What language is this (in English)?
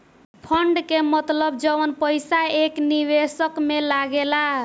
Bhojpuri